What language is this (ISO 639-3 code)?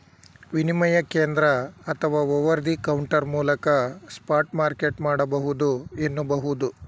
kan